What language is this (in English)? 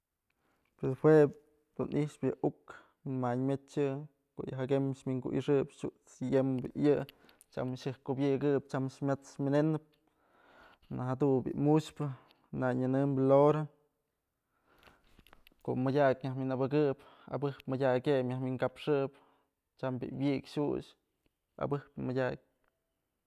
Mazatlán Mixe